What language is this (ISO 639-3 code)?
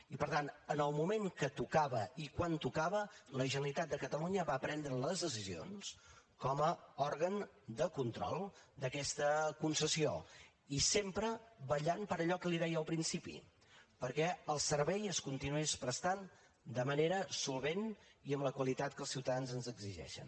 cat